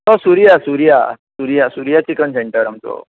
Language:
Konkani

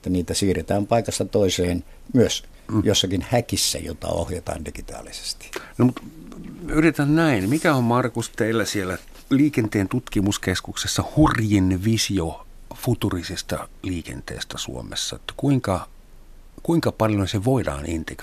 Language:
Finnish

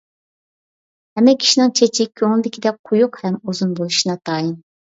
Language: Uyghur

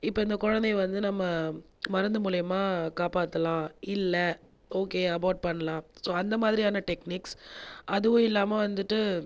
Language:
Tamil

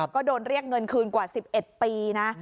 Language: Thai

